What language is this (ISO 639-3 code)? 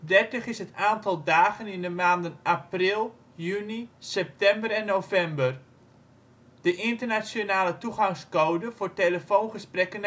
nld